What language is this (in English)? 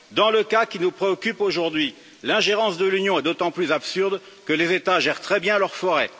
French